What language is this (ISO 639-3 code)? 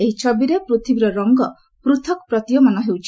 ori